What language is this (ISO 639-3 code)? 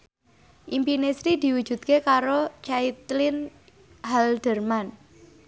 jav